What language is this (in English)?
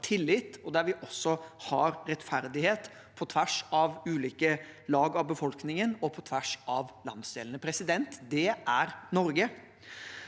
Norwegian